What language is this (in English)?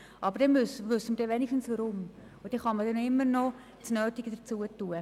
Swiss German